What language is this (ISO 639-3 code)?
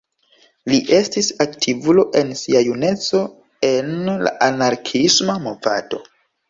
epo